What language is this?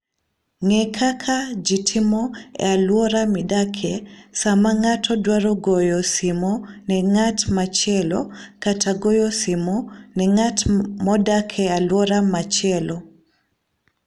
Luo (Kenya and Tanzania)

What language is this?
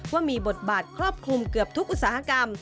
Thai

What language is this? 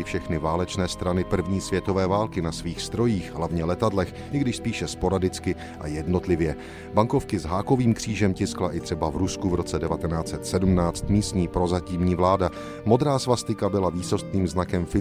Czech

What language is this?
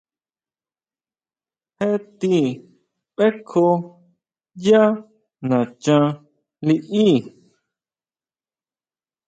Huautla Mazatec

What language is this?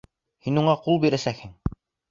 Bashkir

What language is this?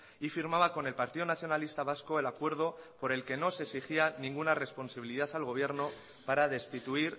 Spanish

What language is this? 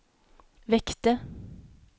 Swedish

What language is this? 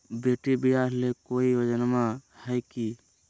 Magahi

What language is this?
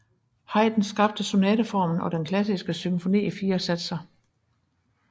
Danish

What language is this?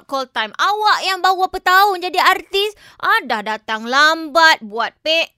Malay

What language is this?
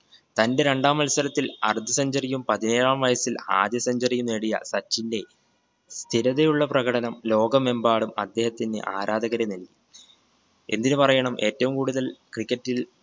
Malayalam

